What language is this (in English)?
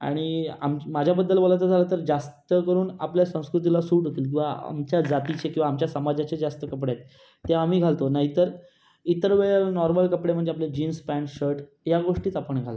Marathi